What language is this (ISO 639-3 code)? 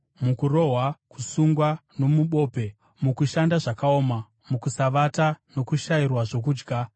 sna